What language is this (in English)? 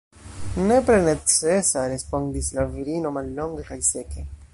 Esperanto